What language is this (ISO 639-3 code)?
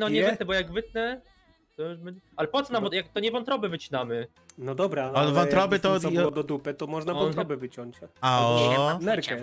pol